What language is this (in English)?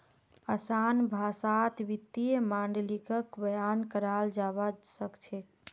Magahi